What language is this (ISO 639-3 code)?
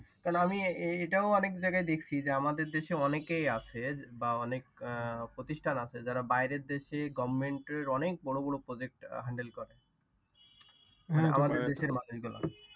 ben